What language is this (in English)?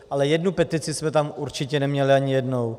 Czech